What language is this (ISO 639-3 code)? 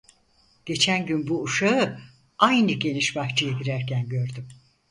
tur